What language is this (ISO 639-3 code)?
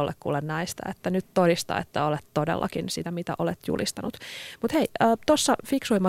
fin